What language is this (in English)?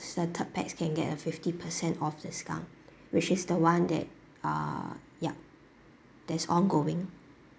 English